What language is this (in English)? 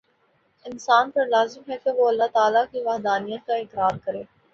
Urdu